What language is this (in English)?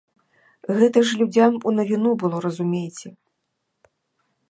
Belarusian